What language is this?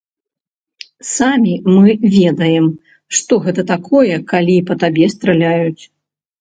Belarusian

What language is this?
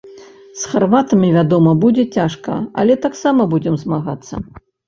Belarusian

